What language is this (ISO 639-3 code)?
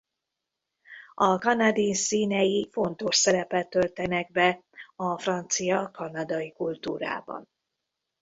hun